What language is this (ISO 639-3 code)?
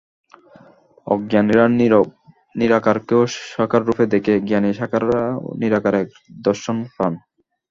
ben